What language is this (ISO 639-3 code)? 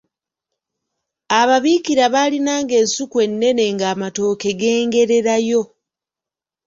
lug